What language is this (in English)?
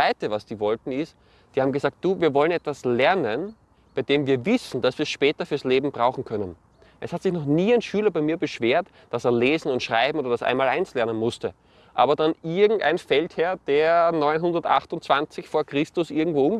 German